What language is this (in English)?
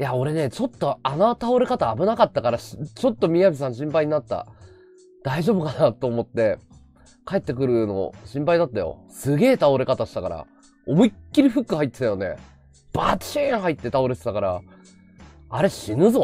Japanese